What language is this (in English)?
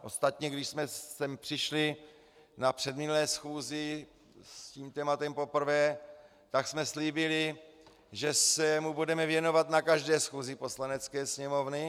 Czech